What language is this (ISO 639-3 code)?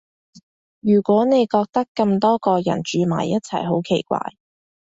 yue